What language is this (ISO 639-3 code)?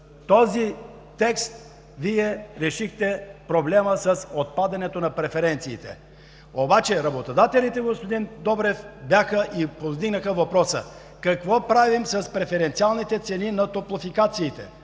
bul